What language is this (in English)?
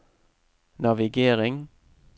Norwegian